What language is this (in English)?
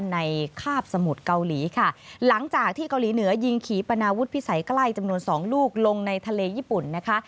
Thai